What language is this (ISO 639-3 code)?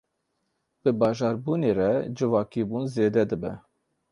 kur